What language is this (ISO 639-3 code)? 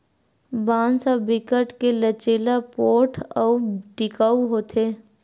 hne